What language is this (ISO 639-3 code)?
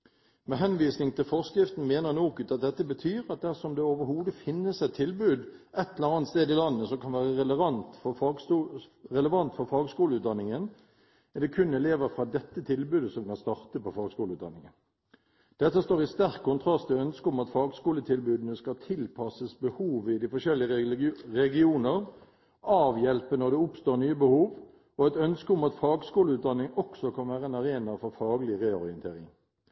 nob